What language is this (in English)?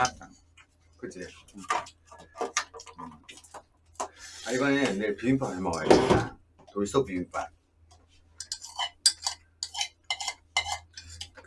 Korean